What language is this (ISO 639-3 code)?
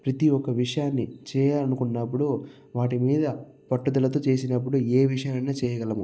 tel